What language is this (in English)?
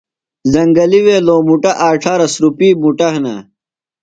Phalura